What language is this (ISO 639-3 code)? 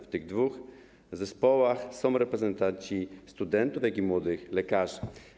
pol